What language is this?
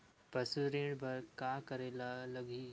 Chhattisgarhi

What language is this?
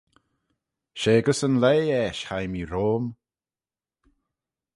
Manx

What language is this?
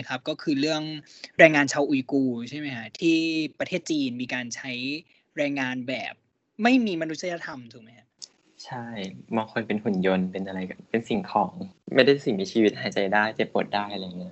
Thai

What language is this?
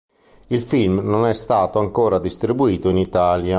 Italian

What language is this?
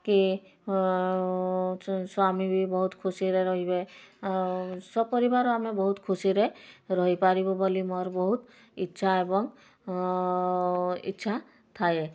Odia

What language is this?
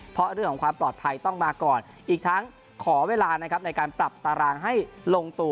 Thai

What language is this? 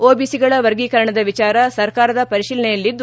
Kannada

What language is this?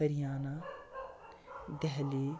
Kashmiri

